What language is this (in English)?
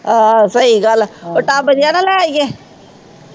Punjabi